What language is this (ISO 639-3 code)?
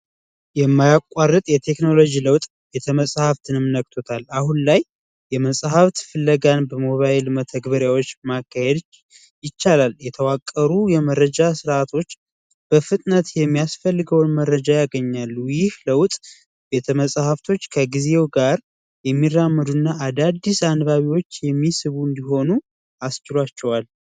amh